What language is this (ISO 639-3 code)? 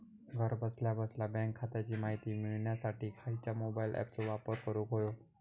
mar